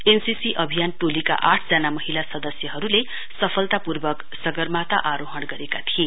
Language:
Nepali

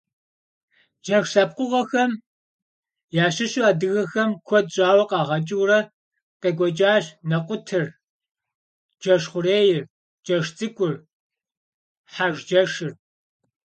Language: Kabardian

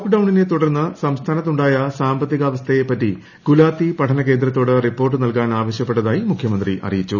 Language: Malayalam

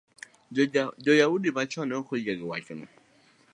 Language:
Luo (Kenya and Tanzania)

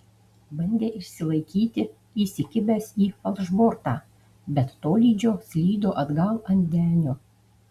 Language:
Lithuanian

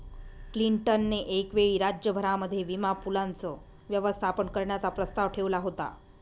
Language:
Marathi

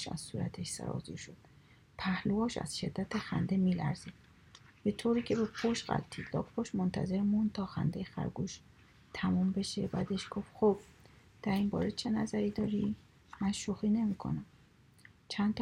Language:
Persian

